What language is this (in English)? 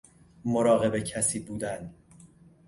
Persian